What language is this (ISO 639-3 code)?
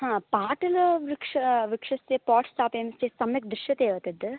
san